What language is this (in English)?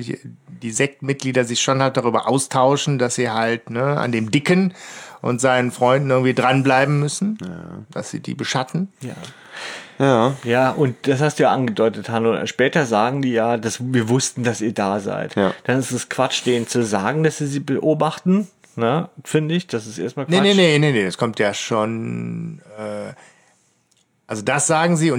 German